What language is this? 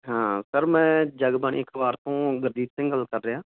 Punjabi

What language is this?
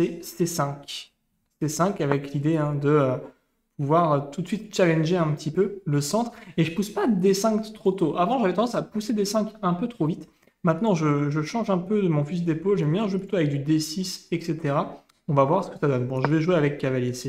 French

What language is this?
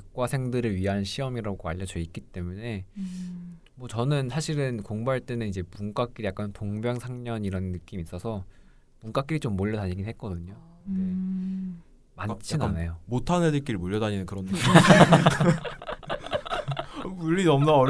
Korean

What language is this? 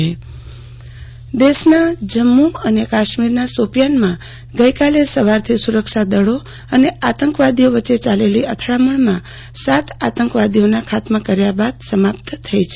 Gujarati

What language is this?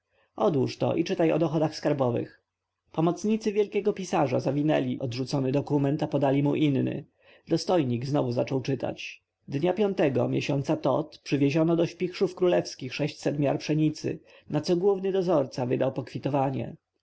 Polish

